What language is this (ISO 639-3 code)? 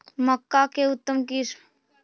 mag